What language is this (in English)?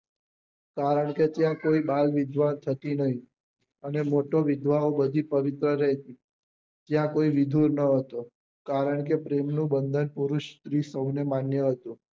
Gujarati